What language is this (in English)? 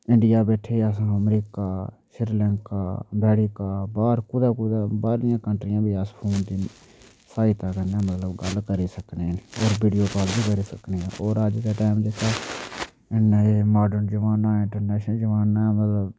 Dogri